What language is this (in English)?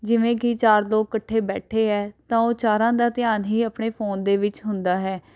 Punjabi